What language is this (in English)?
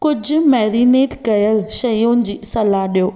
Sindhi